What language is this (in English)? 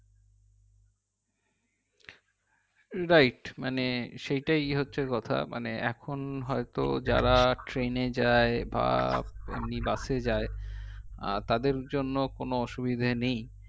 Bangla